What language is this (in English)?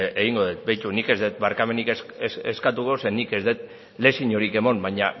Basque